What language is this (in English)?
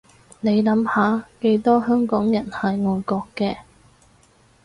Cantonese